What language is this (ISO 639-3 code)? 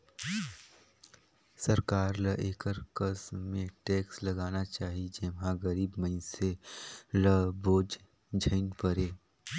hne